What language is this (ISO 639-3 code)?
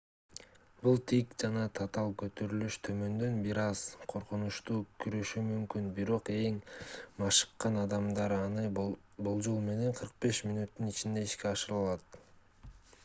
kir